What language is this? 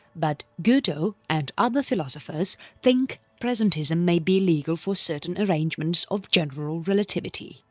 English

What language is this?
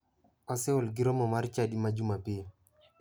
Luo (Kenya and Tanzania)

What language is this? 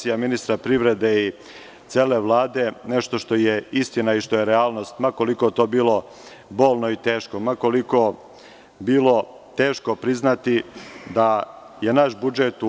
Serbian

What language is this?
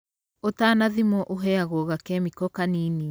Kikuyu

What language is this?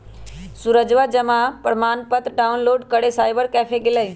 Magahi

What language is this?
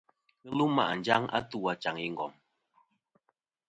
Kom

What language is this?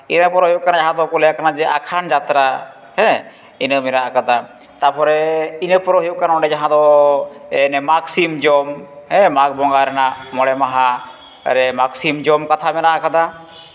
Santali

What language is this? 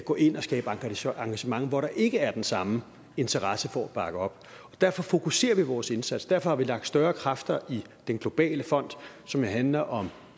Danish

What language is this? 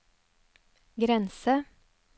Norwegian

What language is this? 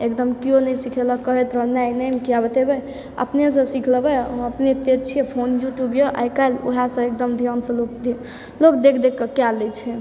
Maithili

